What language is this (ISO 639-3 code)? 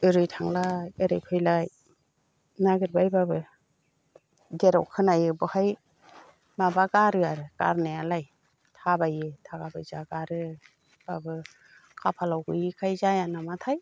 brx